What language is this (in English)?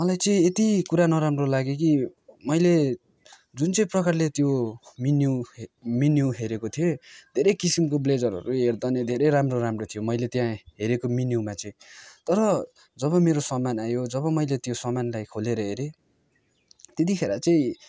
Nepali